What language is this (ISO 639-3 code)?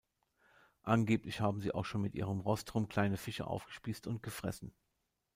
deu